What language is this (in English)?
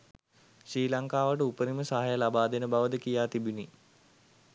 Sinhala